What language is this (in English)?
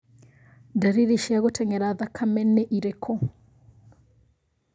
Kikuyu